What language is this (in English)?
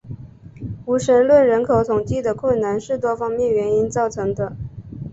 Chinese